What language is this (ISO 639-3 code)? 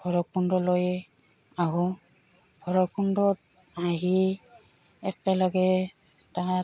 asm